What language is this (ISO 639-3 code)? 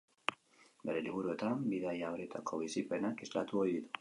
eus